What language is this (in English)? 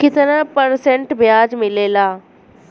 Bhojpuri